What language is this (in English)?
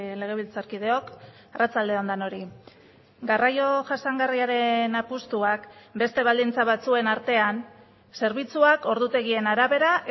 Basque